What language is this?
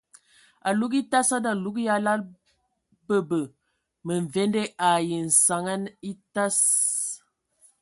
Ewondo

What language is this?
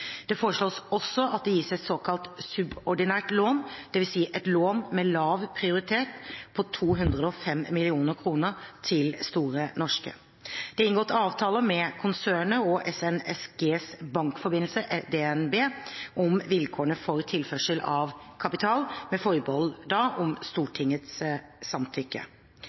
Norwegian Bokmål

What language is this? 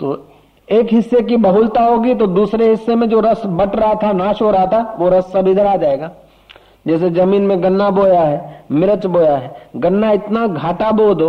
Hindi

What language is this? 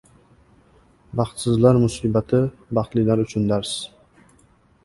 Uzbek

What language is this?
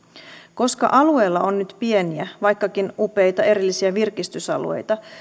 Finnish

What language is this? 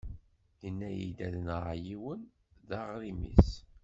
Kabyle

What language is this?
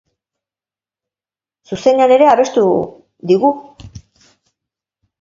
Basque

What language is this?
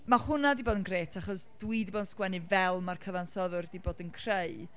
Welsh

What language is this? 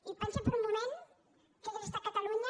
Catalan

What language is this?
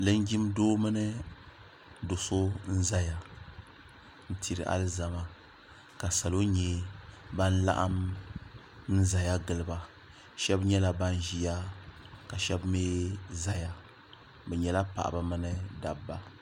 Dagbani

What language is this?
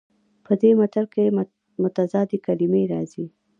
Pashto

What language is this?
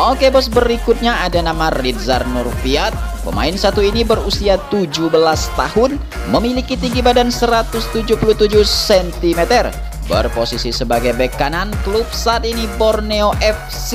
Indonesian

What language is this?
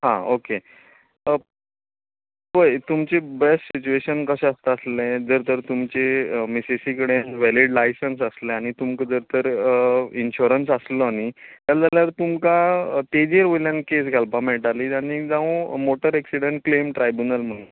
Konkani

